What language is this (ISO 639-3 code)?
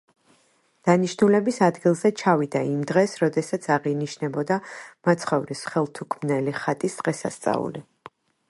kat